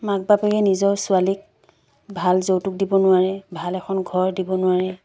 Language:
Assamese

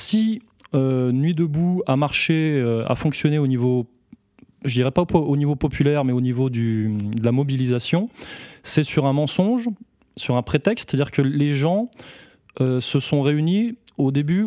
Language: French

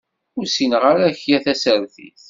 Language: Kabyle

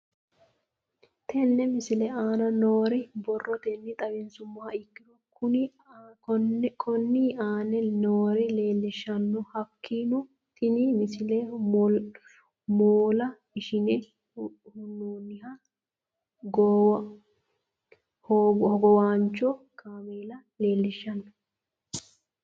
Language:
Sidamo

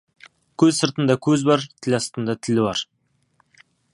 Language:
Kazakh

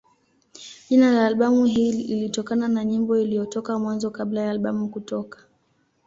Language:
Swahili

